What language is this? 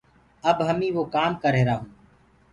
Gurgula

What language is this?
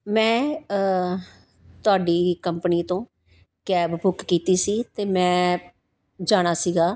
Punjabi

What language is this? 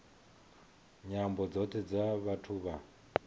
Venda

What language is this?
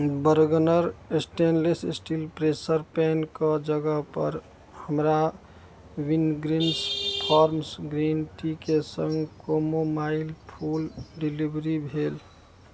Maithili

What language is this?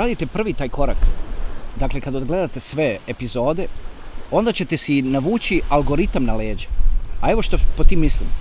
Croatian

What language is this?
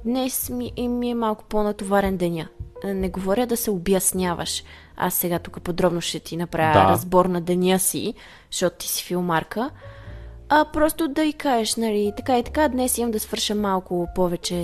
Bulgarian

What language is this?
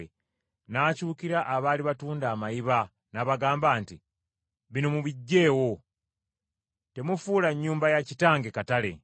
Ganda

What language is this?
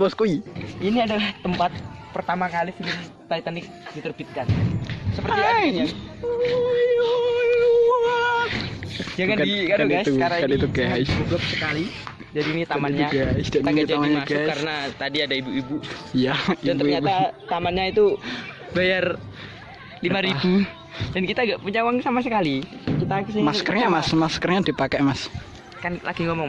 Indonesian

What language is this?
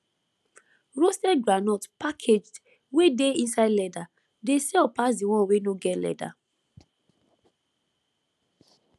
Nigerian Pidgin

